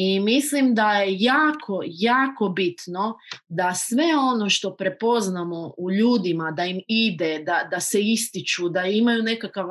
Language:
Croatian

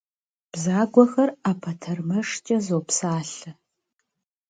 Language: Kabardian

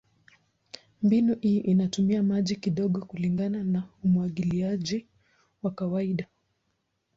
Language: Swahili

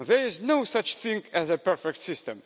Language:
English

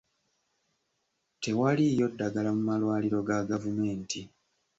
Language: Ganda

